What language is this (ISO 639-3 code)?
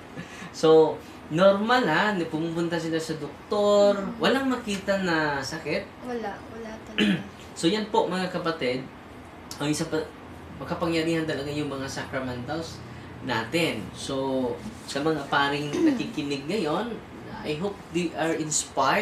fil